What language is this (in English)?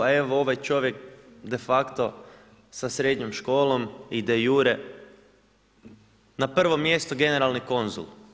Croatian